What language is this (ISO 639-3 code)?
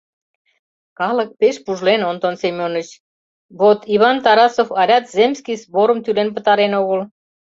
chm